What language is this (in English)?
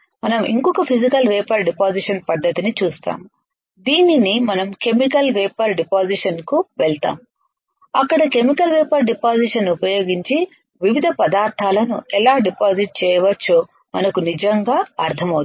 Telugu